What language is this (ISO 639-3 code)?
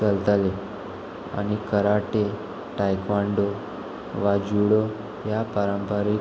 kok